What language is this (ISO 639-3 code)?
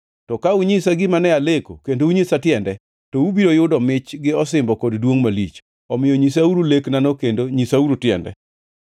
luo